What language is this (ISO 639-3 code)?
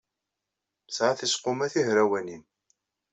kab